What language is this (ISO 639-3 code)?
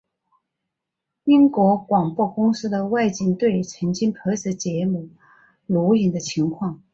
zho